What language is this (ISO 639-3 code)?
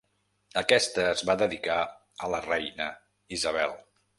cat